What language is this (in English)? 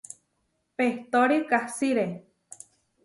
Huarijio